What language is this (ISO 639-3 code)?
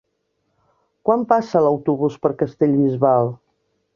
cat